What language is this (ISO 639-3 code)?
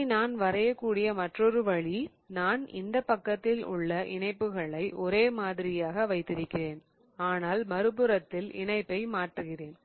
tam